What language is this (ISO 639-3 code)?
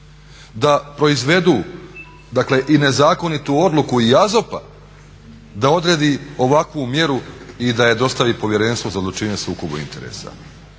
hrv